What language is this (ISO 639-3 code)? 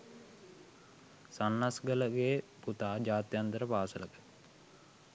sin